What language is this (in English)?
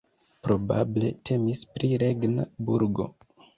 Esperanto